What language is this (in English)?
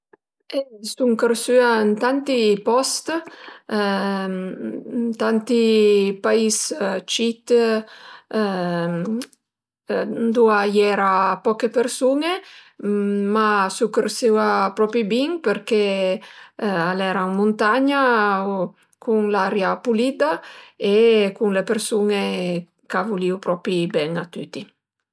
Piedmontese